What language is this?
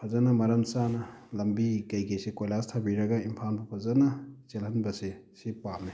Manipuri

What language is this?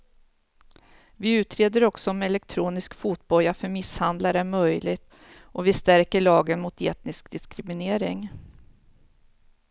Swedish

